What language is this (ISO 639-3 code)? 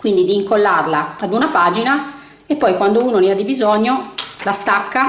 ita